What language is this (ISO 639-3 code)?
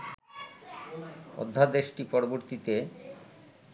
ben